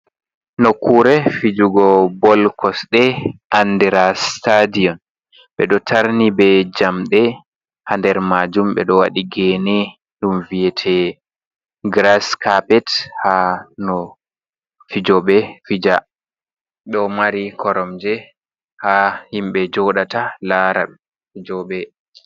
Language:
Fula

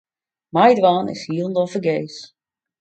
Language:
Western Frisian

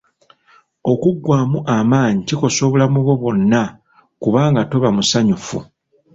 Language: Ganda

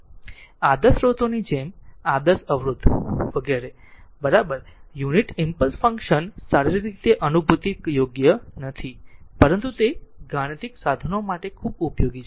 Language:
Gujarati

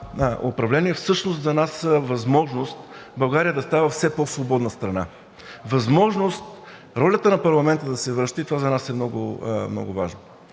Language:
Bulgarian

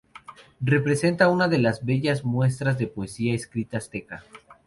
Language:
Spanish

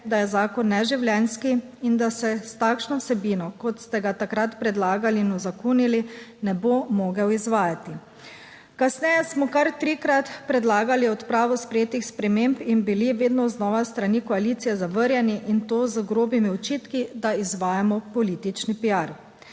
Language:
Slovenian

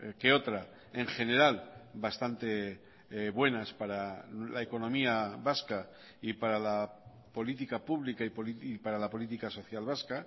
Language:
Spanish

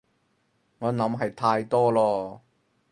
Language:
Cantonese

